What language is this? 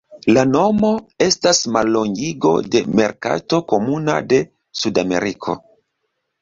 Esperanto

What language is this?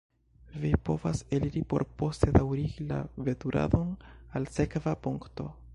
Esperanto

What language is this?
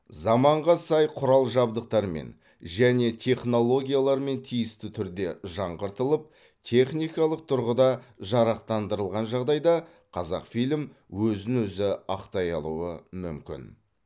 Kazakh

